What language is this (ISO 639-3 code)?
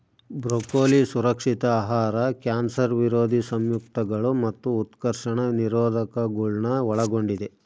kan